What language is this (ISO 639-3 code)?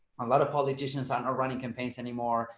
eng